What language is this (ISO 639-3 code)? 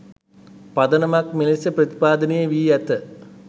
sin